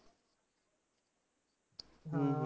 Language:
Punjabi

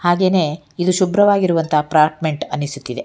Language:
Kannada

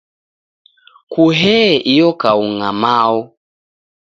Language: Taita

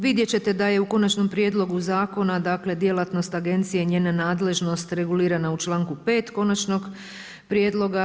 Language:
Croatian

